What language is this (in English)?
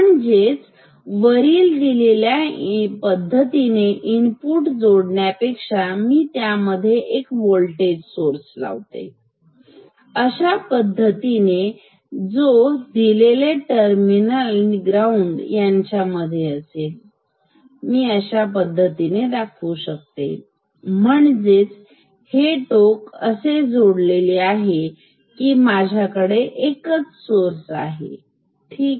Marathi